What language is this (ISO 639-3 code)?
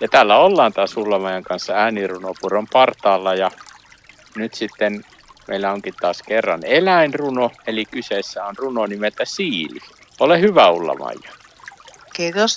fin